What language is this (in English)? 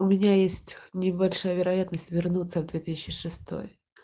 Russian